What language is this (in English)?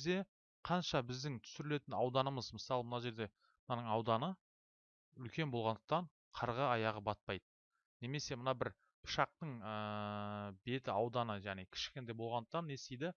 Turkish